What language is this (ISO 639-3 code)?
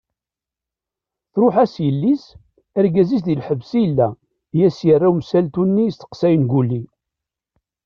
kab